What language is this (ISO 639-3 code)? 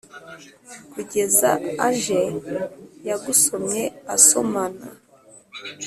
kin